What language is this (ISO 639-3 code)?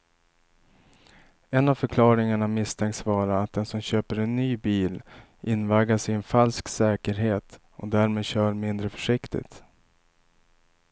swe